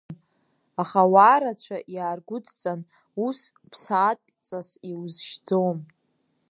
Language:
Abkhazian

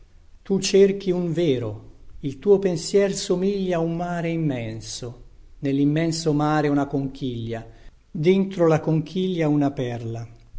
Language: Italian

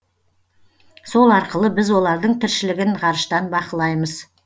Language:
Kazakh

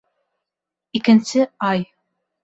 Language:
Bashkir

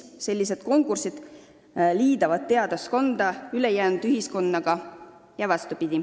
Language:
Estonian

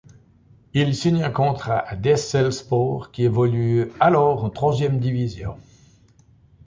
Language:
French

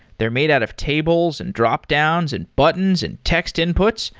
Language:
English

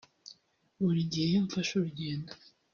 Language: Kinyarwanda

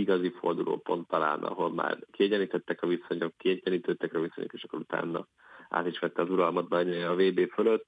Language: Hungarian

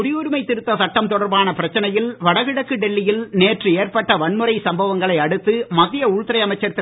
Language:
Tamil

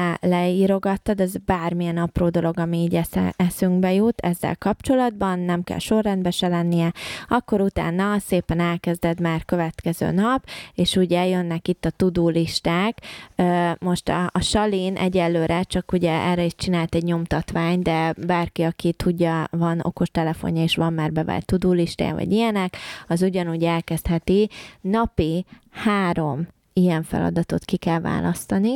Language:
Hungarian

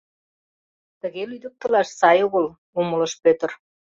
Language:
Mari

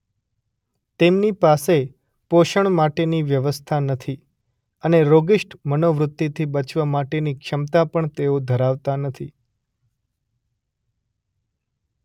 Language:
Gujarati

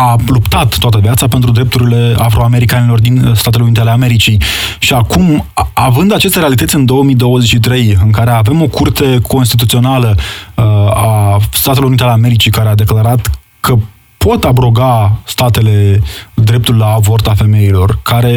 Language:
Romanian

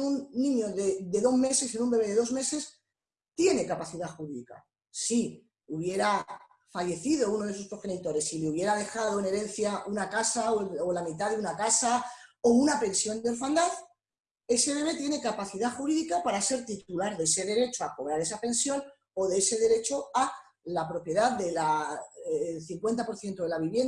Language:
Spanish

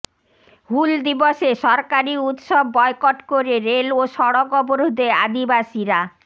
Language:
Bangla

